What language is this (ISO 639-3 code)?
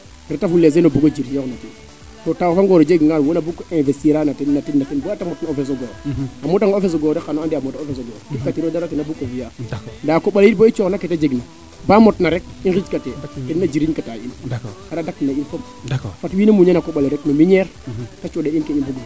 srr